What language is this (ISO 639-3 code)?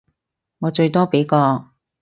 yue